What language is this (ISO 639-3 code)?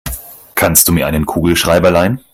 deu